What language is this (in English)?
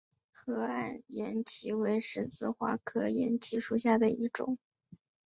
Chinese